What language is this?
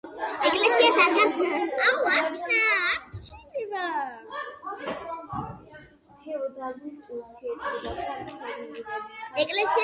Georgian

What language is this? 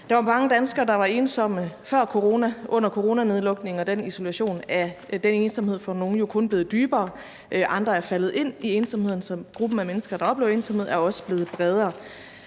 Danish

